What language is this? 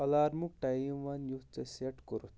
Kashmiri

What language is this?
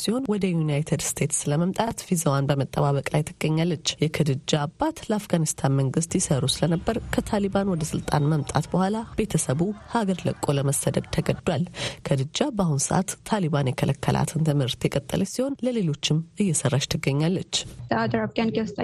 Amharic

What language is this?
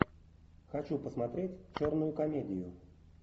Russian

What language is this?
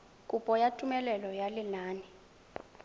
Tswana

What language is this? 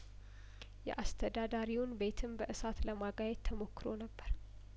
Amharic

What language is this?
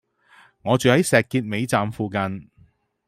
Cantonese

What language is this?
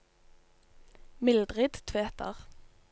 Norwegian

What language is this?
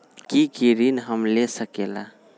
Magahi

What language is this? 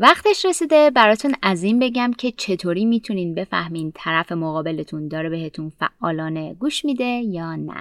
Persian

